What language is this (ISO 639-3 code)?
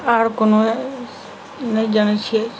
mai